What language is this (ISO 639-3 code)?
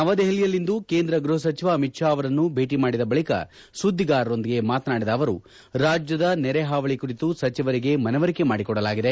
kan